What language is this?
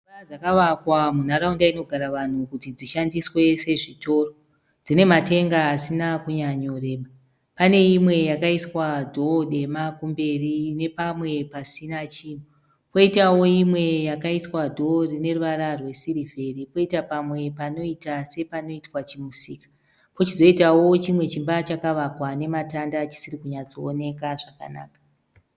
Shona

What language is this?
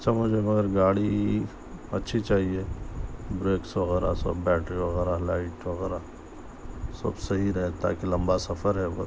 Urdu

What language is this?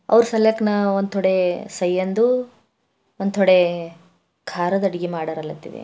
Kannada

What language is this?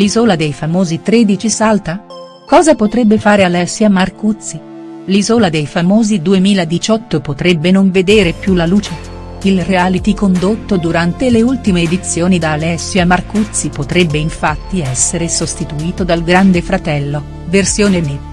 Italian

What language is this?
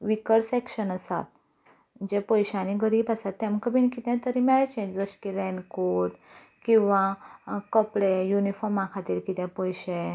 Konkani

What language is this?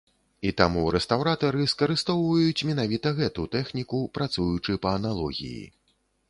Belarusian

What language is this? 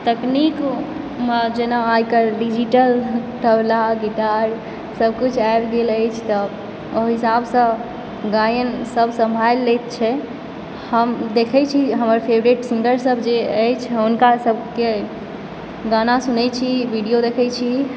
Maithili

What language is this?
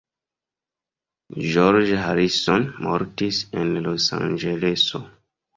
Esperanto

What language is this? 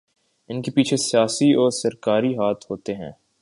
Urdu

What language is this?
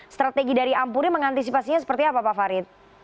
Indonesian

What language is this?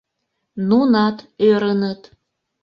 Mari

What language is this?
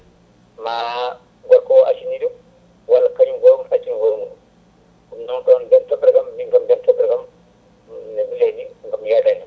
Fula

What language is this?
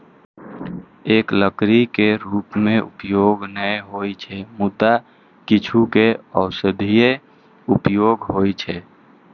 Maithili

